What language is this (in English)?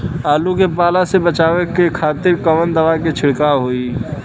Bhojpuri